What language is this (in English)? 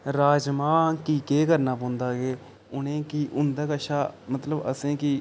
Dogri